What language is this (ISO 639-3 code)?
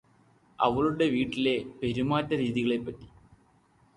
mal